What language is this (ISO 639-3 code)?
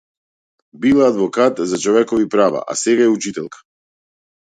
mkd